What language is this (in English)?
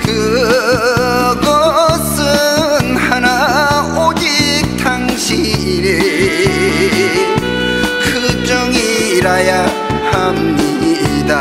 Korean